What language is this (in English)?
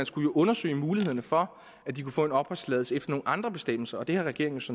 Danish